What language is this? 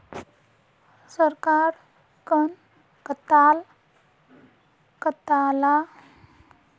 Magahi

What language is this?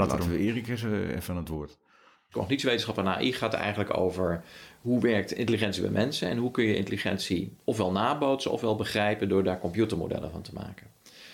Dutch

